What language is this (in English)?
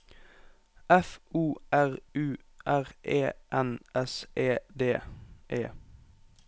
Norwegian